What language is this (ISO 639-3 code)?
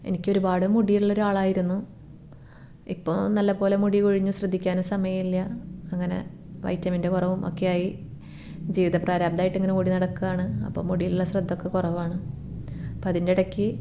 mal